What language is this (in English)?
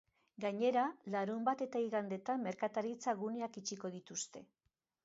Basque